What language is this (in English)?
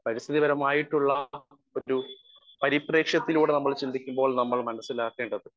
Malayalam